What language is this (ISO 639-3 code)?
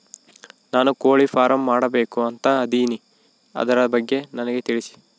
kan